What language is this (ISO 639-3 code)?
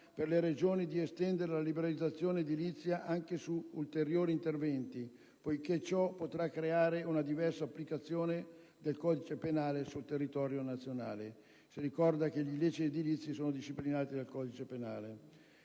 ita